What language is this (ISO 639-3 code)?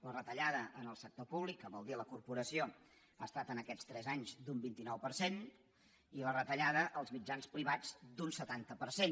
cat